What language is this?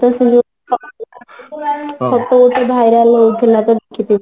Odia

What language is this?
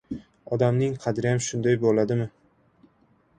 Uzbek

